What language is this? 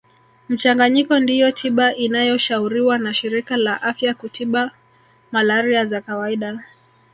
Swahili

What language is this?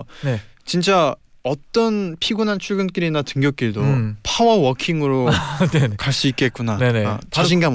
Korean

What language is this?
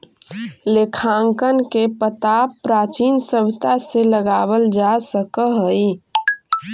Magahi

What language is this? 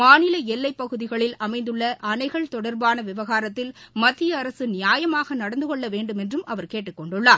Tamil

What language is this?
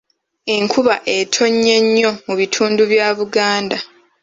Ganda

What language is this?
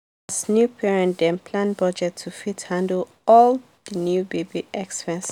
Nigerian Pidgin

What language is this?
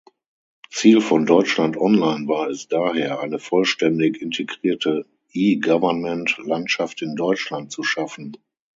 German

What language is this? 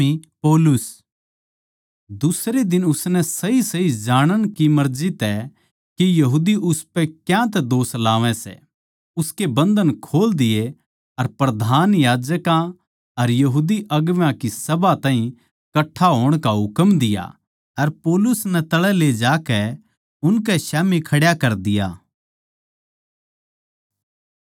Haryanvi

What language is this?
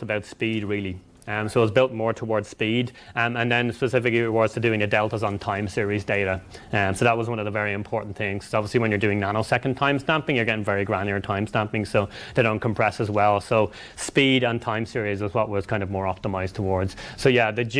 English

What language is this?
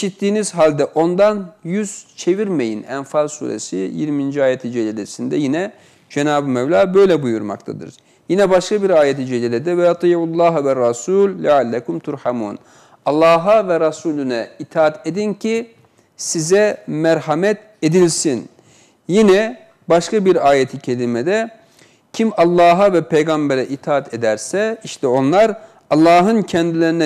Turkish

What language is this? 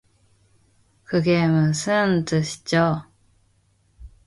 Korean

